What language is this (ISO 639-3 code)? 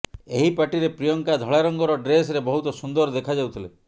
ori